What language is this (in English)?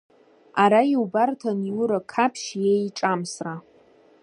Abkhazian